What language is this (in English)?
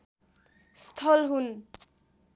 Nepali